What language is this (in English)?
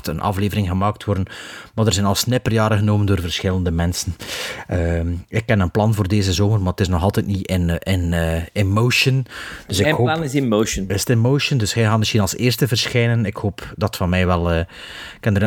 Dutch